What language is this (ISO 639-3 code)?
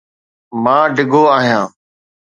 snd